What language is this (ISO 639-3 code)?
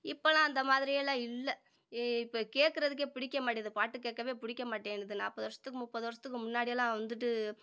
tam